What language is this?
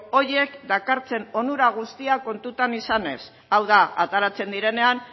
Basque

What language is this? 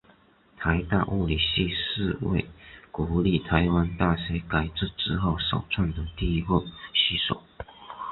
Chinese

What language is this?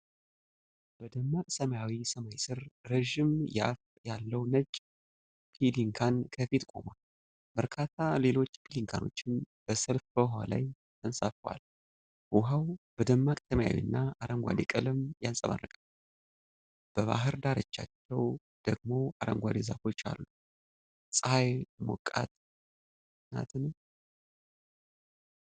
Amharic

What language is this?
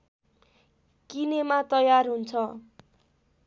Nepali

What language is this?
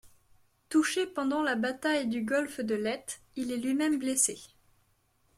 French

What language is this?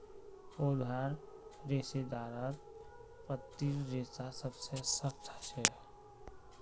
Magahi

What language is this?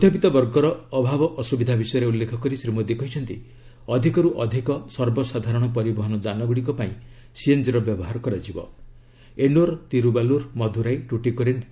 Odia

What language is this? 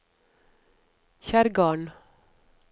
Norwegian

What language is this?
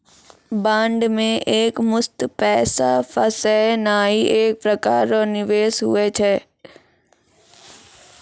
Maithili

